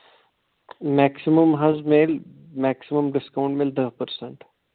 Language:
Kashmiri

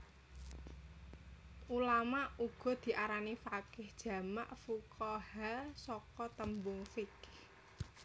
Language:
Javanese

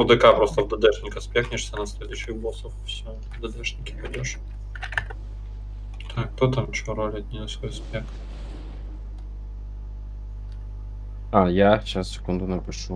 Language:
Russian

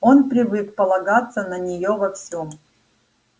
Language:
Russian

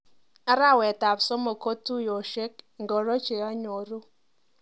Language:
Kalenjin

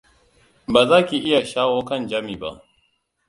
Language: Hausa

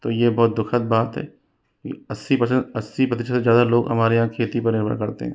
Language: Hindi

